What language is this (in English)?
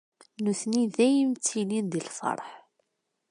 Kabyle